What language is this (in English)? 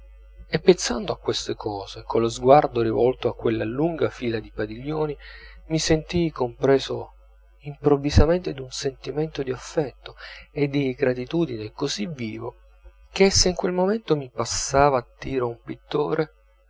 Italian